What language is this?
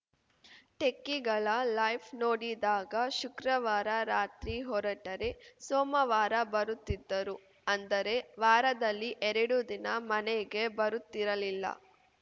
Kannada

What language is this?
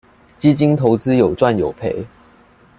Chinese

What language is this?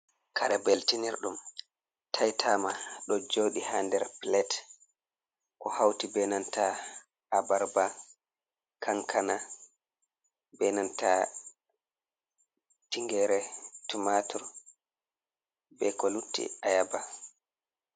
Fula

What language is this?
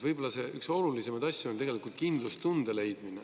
Estonian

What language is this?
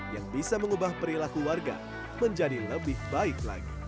Indonesian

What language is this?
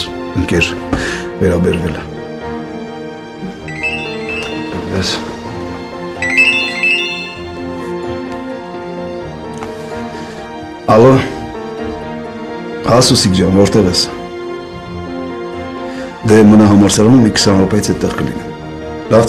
Romanian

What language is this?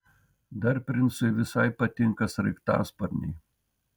Lithuanian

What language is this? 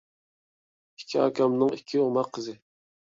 Uyghur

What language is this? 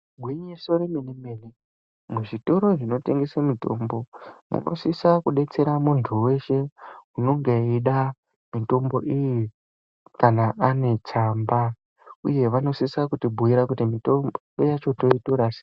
Ndau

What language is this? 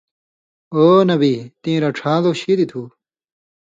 Indus Kohistani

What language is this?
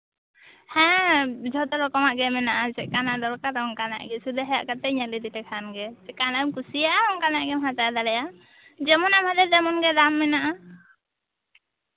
Santali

